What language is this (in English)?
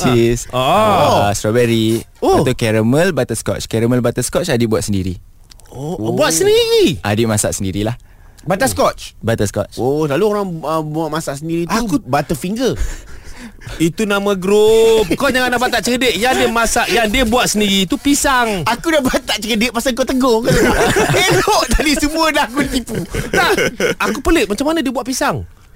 Malay